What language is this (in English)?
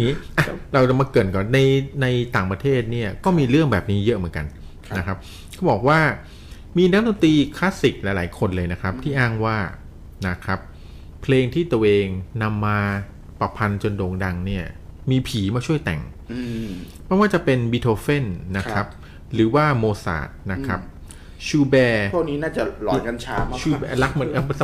Thai